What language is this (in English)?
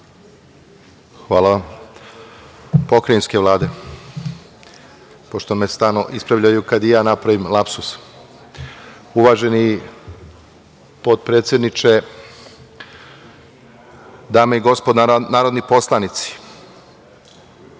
Serbian